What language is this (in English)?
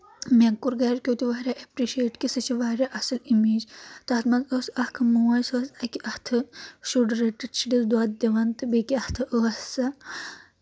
Kashmiri